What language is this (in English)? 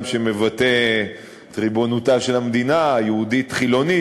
Hebrew